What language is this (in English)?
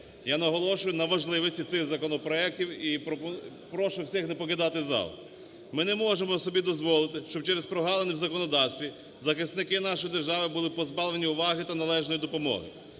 Ukrainian